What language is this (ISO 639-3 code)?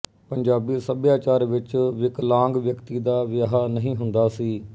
pan